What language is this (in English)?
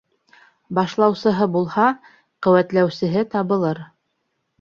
Bashkir